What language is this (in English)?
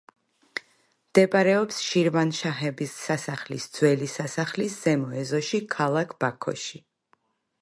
Georgian